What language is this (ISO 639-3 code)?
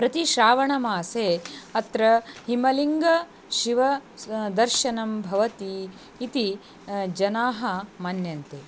san